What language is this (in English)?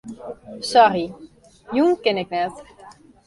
Western Frisian